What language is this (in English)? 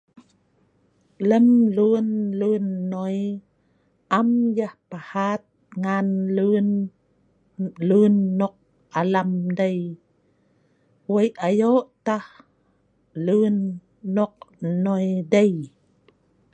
Sa'ban